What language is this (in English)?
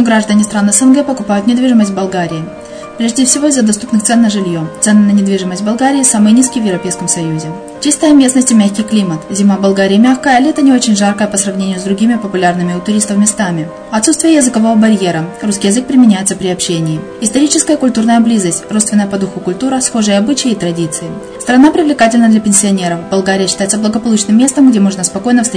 Russian